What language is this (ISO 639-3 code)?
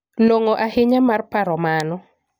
luo